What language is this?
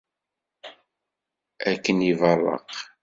Kabyle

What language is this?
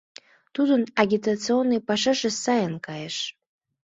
Mari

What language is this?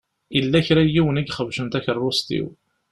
Kabyle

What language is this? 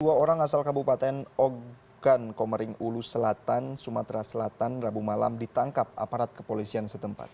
Indonesian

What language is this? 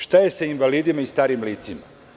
Serbian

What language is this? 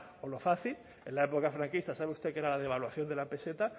Spanish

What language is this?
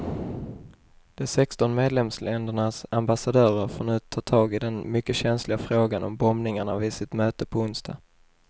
Swedish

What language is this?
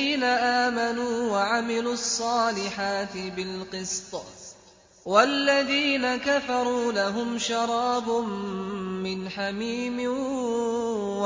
Arabic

